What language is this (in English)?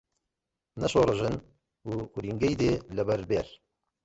Central Kurdish